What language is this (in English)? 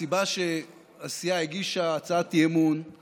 Hebrew